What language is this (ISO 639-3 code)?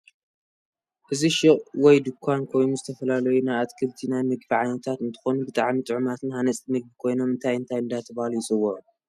tir